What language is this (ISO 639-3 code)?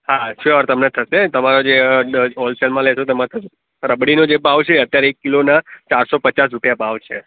guj